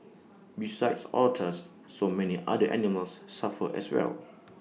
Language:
English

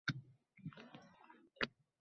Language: Uzbek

